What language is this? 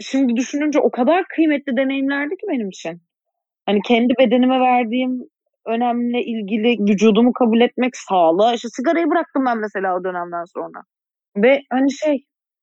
Turkish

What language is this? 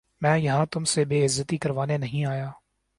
Urdu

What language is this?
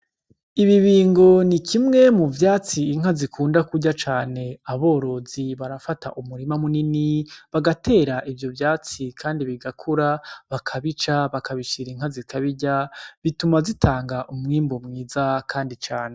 Rundi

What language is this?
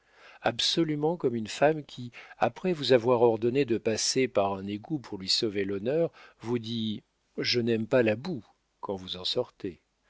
French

